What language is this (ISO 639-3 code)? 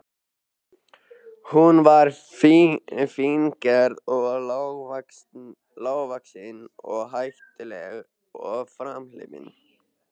isl